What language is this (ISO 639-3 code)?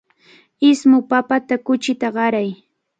qvl